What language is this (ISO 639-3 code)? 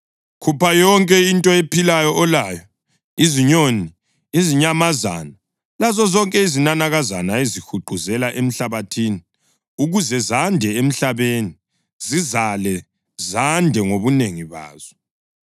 nde